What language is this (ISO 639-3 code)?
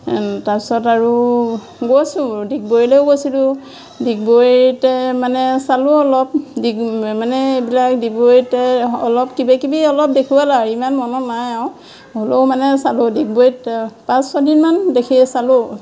asm